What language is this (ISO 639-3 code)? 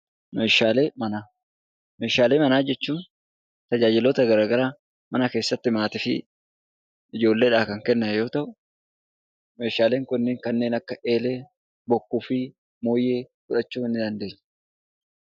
orm